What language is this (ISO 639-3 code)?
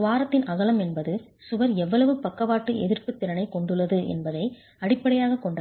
tam